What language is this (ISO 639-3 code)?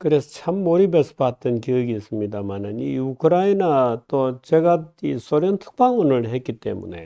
kor